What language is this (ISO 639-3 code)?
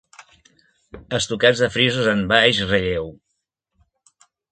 cat